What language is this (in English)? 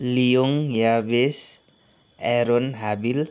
Nepali